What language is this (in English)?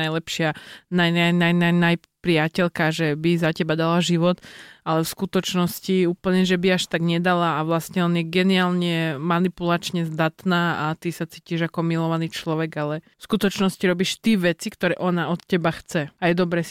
Slovak